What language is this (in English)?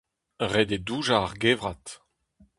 Breton